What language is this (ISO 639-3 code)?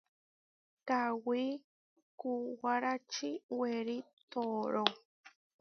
var